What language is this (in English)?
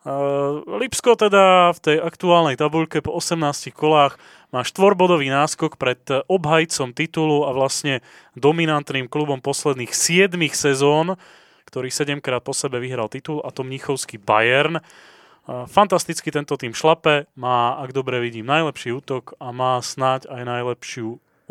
Slovak